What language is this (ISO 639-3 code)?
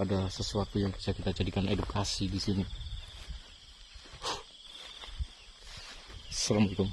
ind